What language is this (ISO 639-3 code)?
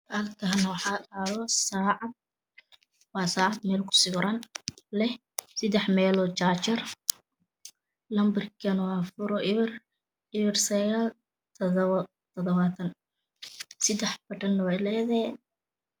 som